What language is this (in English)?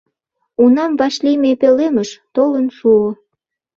Mari